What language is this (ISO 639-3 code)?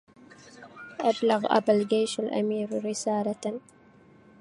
ara